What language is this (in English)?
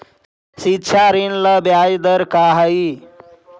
Magahi